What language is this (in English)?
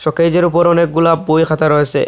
Bangla